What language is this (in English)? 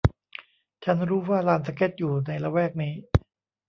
Thai